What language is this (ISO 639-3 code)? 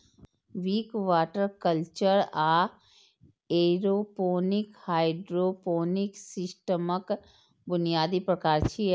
mai